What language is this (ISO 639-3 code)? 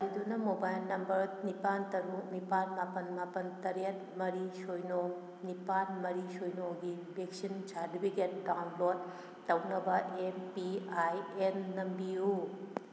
mni